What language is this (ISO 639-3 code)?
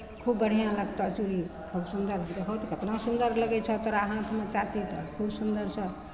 mai